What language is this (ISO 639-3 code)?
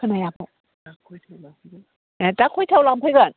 brx